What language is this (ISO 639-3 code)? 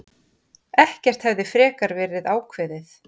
isl